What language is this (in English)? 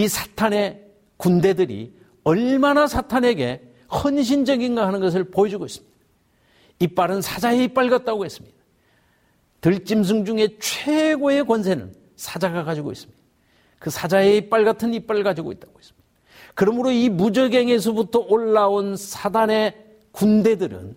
Korean